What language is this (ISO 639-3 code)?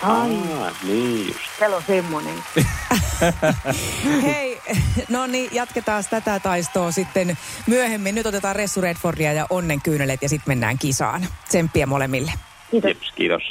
fin